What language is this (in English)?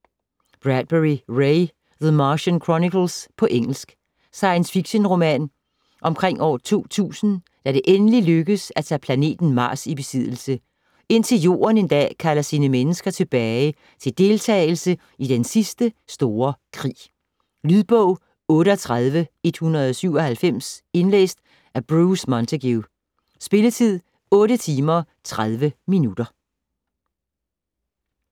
Danish